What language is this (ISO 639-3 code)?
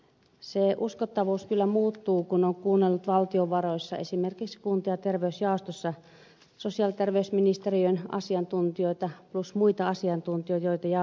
fin